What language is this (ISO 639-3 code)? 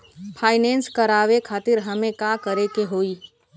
bho